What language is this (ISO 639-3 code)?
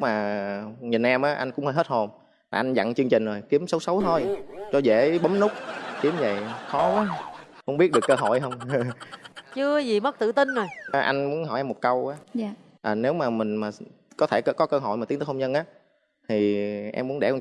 vie